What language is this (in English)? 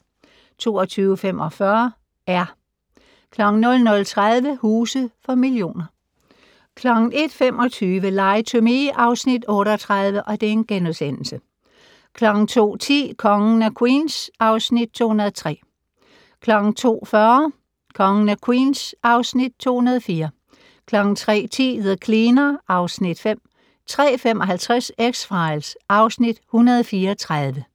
Danish